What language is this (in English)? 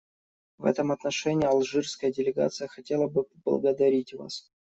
Russian